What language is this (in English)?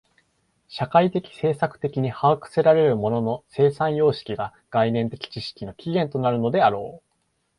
Japanese